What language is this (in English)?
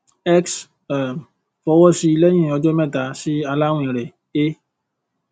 Yoruba